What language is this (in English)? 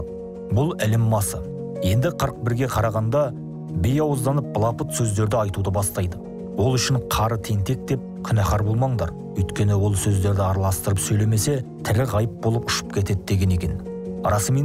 Turkish